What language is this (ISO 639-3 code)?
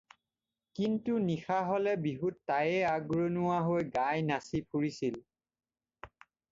asm